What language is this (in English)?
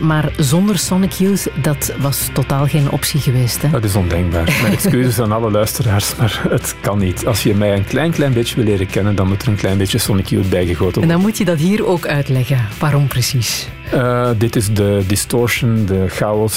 Dutch